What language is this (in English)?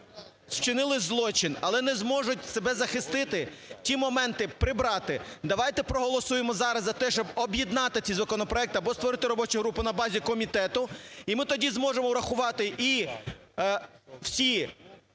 Ukrainian